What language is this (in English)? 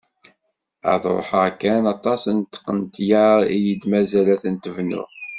Kabyle